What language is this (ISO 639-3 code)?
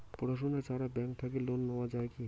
ben